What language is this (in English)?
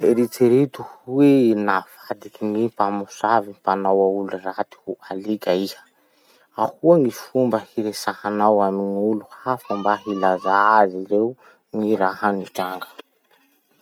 Masikoro Malagasy